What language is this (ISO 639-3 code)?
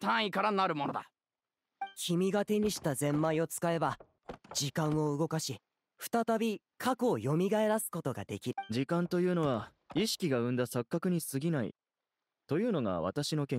jpn